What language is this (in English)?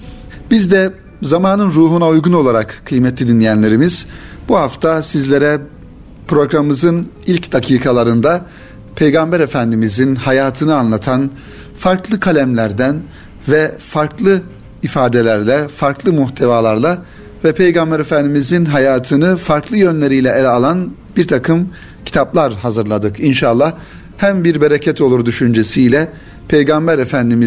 Turkish